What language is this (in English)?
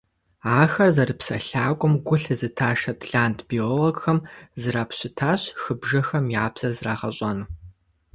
Kabardian